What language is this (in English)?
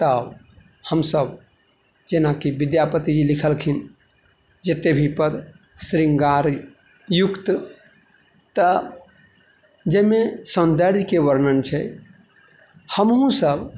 Maithili